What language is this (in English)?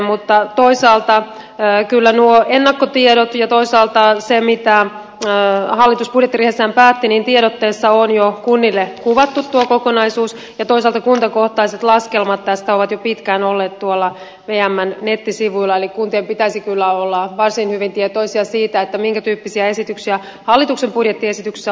Finnish